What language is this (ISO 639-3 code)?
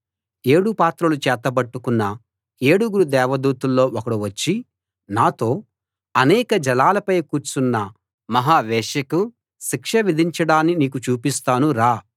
tel